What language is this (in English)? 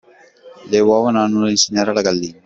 Italian